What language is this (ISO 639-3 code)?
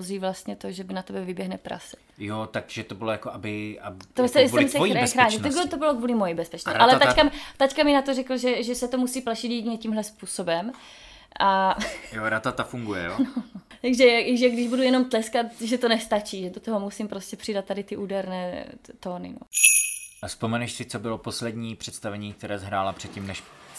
ces